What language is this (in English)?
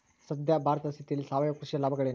Kannada